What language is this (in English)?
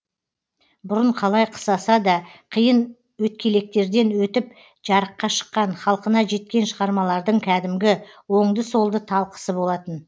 Kazakh